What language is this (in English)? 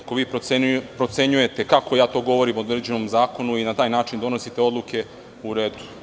Serbian